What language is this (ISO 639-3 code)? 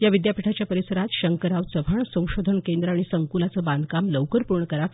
mar